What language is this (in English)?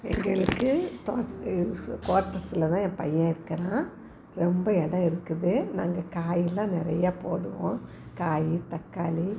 Tamil